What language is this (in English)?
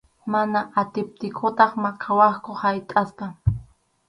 Arequipa-La Unión Quechua